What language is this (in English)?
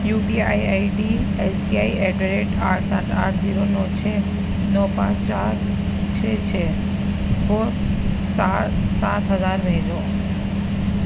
Urdu